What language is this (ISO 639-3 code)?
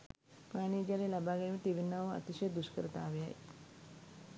sin